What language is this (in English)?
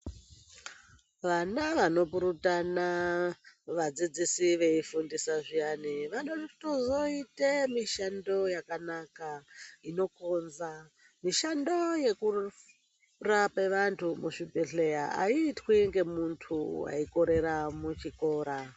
Ndau